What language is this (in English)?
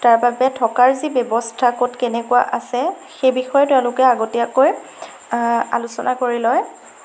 Assamese